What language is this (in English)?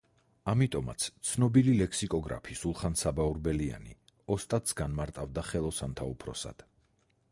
Georgian